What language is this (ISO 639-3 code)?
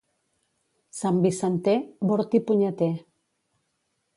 cat